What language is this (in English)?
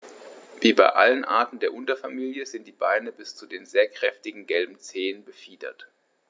German